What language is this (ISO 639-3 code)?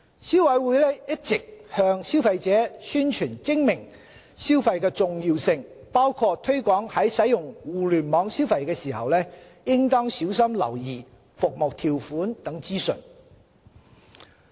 yue